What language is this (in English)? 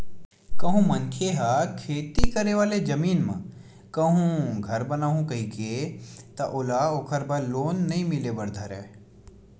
Chhattisgarhi